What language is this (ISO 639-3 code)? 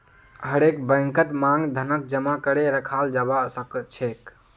mag